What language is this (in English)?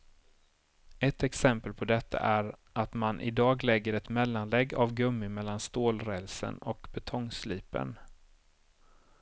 Swedish